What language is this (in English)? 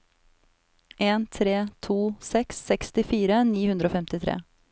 Norwegian